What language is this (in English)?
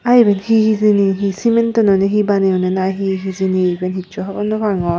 Chakma